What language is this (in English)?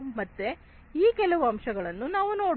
Kannada